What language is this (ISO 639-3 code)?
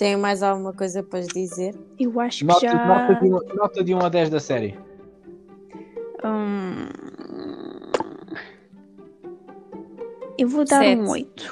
por